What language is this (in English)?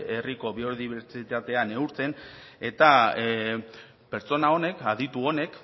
Basque